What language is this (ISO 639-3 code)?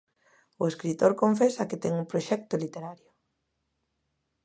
glg